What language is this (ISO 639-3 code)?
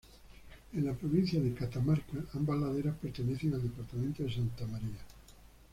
spa